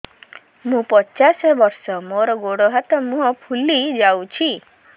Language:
Odia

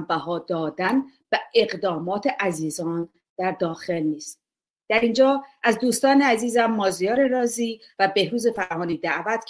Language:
Persian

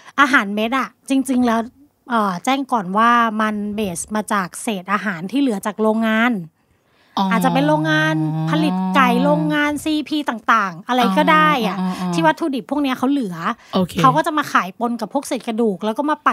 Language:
Thai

